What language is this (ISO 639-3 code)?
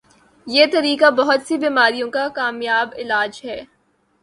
urd